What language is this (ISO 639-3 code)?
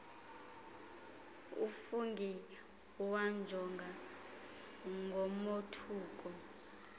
xho